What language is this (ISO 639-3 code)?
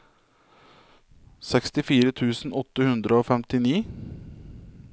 nor